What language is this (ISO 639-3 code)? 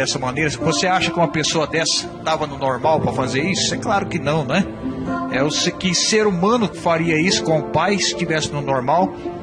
por